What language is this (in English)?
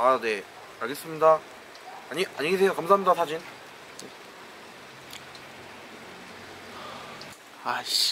Korean